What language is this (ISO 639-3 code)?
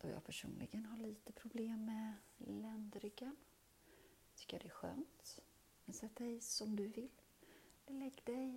swe